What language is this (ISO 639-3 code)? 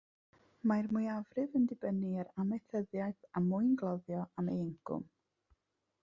cym